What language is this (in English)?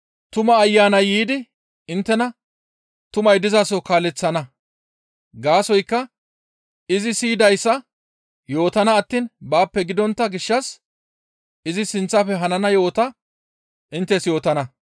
Gamo